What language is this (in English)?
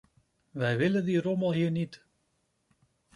Dutch